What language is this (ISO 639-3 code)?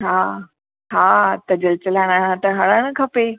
snd